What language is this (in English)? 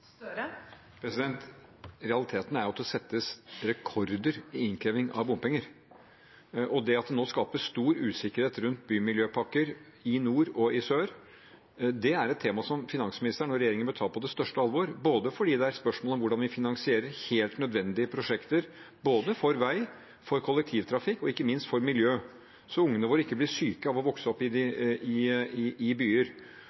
Norwegian